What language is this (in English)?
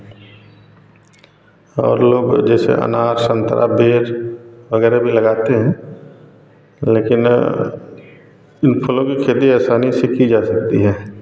Hindi